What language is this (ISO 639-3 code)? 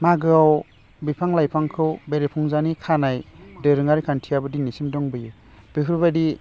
brx